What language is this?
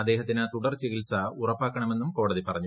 Malayalam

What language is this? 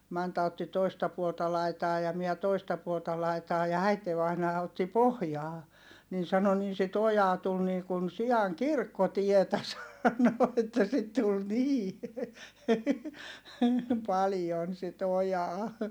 Finnish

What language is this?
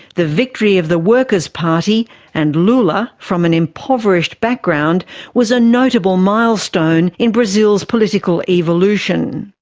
English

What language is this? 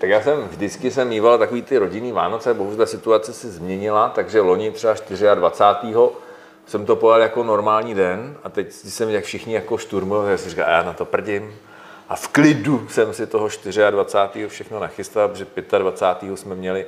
Czech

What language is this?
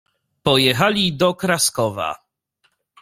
Polish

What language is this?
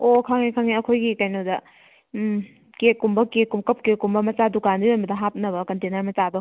Manipuri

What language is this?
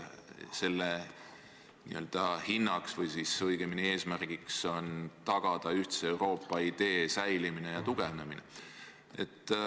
Estonian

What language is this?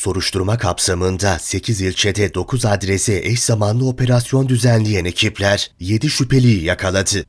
Turkish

